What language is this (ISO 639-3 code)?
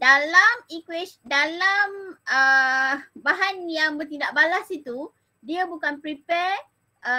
msa